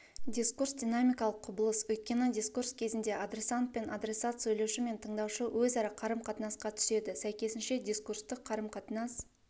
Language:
Kazakh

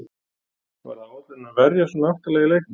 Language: Icelandic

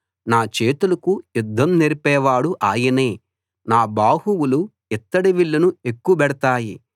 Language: Telugu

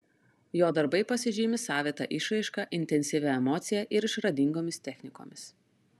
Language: Lithuanian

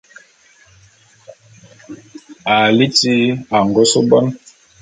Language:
Bulu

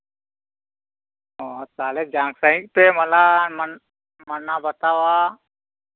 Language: Santali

